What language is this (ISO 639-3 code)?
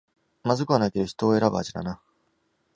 jpn